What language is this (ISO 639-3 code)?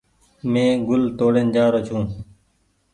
gig